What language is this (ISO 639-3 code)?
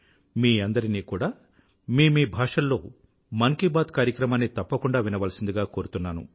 tel